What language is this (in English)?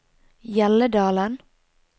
Norwegian